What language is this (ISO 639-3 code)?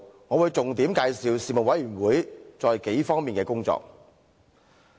yue